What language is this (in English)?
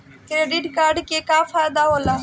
Bhojpuri